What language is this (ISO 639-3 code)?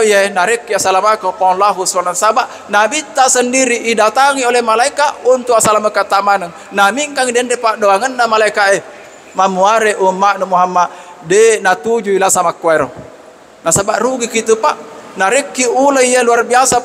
msa